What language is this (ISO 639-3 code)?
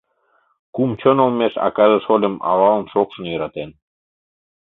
chm